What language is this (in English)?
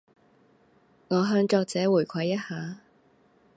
Cantonese